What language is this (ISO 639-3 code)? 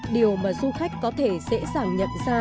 vie